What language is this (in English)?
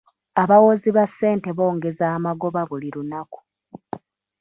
Ganda